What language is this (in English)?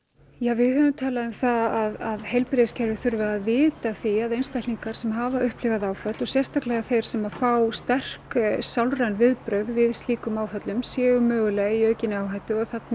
Icelandic